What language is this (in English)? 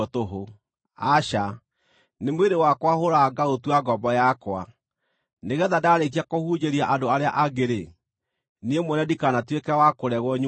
Kikuyu